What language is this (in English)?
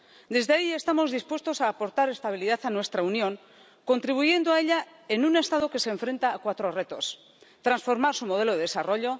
Spanish